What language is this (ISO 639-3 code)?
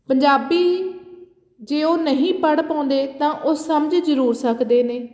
pan